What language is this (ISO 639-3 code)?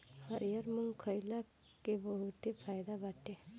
bho